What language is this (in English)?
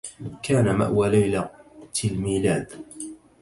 Arabic